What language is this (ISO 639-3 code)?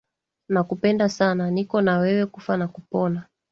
swa